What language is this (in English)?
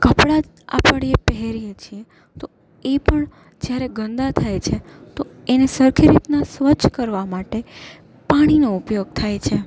Gujarati